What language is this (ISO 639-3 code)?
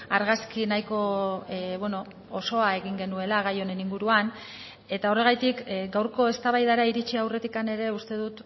eus